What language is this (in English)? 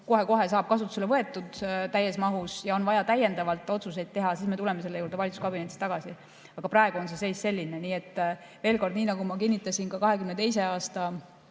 Estonian